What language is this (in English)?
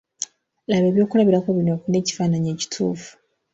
Ganda